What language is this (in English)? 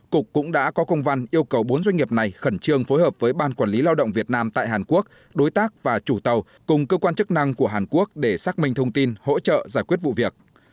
Vietnamese